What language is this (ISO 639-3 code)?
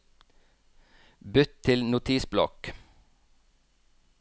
nor